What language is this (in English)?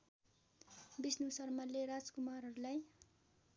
Nepali